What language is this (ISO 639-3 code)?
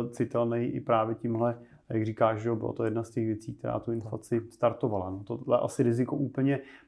ces